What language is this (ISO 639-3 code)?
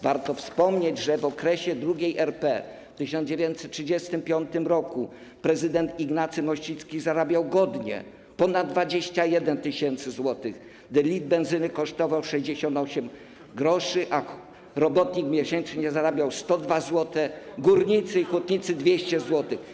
pol